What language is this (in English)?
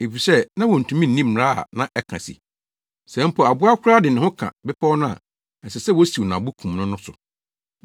Akan